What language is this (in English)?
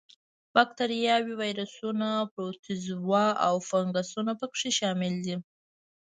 Pashto